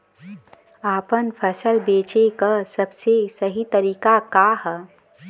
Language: Bhojpuri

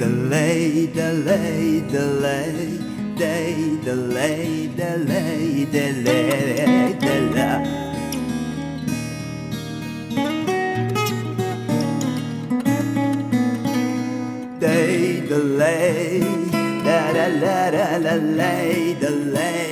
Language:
Persian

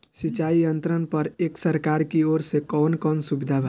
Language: Bhojpuri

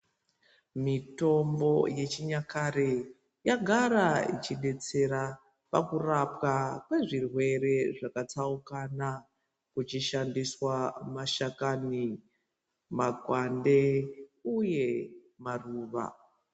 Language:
Ndau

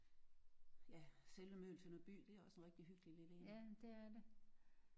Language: Danish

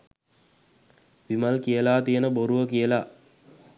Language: Sinhala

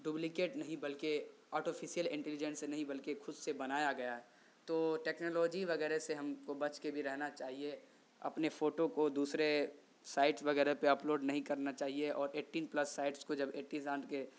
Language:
Urdu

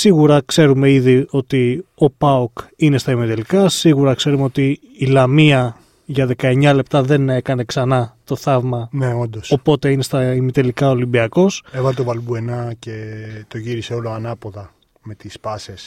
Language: Greek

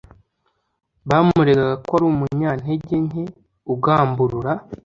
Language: Kinyarwanda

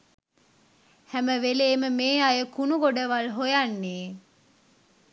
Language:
Sinhala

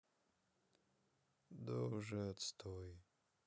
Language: Russian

